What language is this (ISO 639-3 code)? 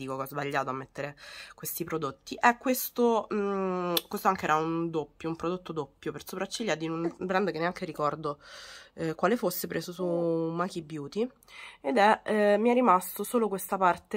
ita